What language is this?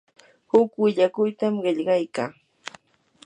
Yanahuanca Pasco Quechua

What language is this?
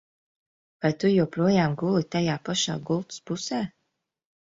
Latvian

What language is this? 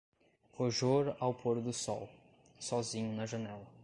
Portuguese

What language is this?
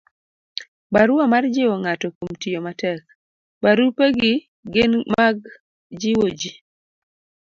Luo (Kenya and Tanzania)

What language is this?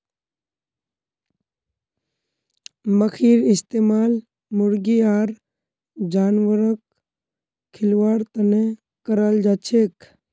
Magahi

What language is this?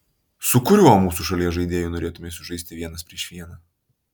Lithuanian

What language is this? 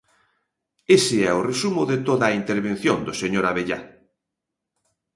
Galician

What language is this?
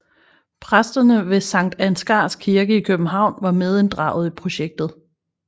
Danish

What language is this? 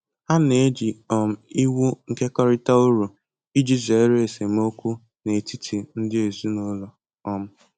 Igbo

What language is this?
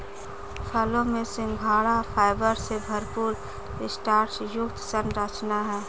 Hindi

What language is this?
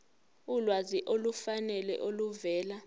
Zulu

